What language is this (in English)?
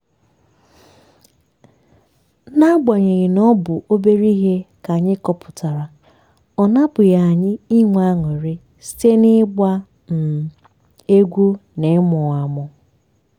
Igbo